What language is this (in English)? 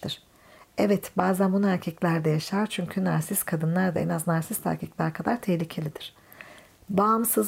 Turkish